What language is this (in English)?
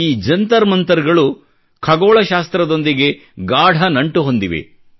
Kannada